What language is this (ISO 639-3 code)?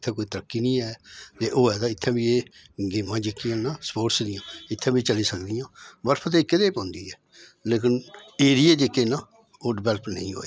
doi